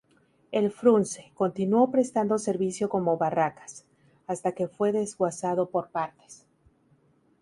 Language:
Spanish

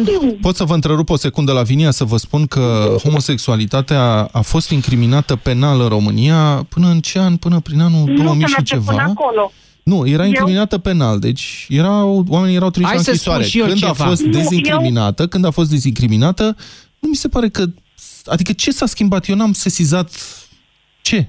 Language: Romanian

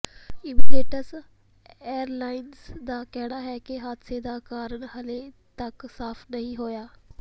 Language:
Punjabi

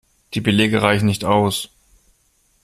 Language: German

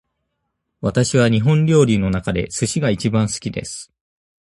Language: Japanese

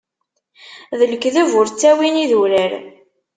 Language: Kabyle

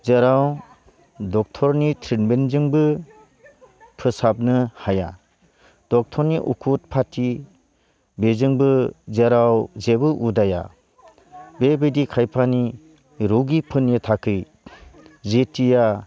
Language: Bodo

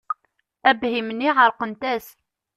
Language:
Kabyle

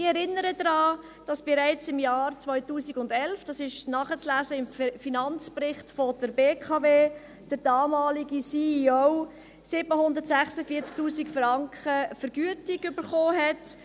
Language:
Swiss German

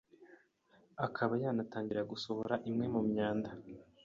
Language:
Kinyarwanda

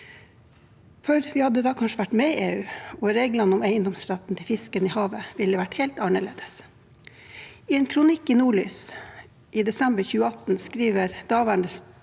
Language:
Norwegian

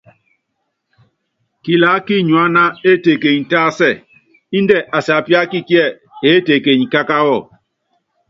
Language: Yangben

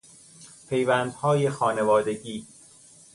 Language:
Persian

